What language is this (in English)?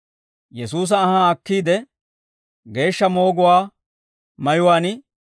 Dawro